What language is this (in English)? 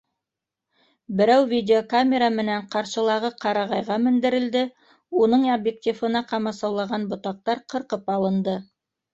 Bashkir